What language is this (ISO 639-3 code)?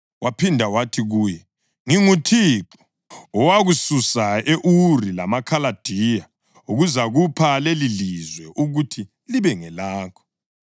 nde